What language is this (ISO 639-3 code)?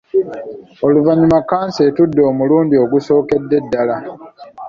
lug